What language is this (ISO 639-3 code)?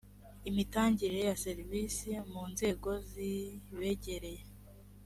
kin